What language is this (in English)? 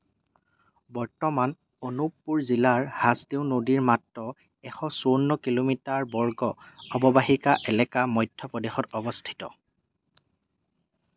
Assamese